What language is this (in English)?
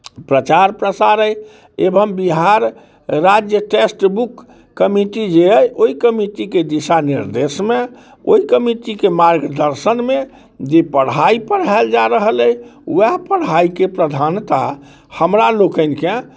Maithili